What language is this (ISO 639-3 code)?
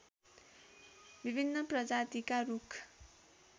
nep